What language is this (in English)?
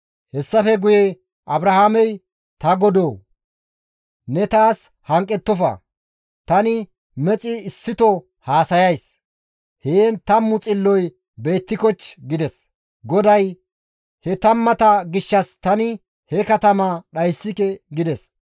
Gamo